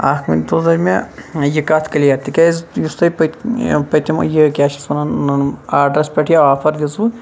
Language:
Kashmiri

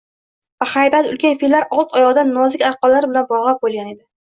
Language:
Uzbek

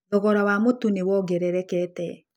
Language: Kikuyu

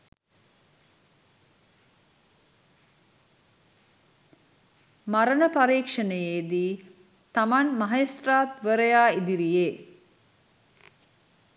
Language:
Sinhala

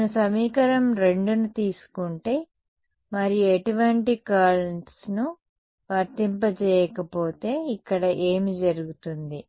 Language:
Telugu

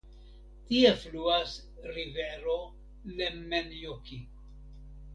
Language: Esperanto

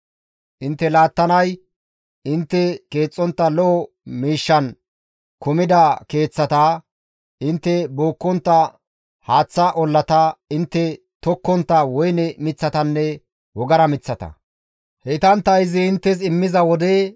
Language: Gamo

